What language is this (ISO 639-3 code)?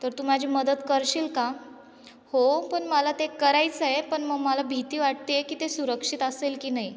mar